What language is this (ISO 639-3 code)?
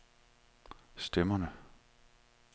dan